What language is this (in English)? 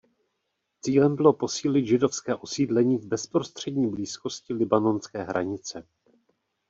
Czech